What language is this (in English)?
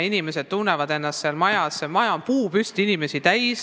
Estonian